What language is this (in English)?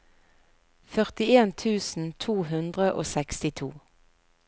Norwegian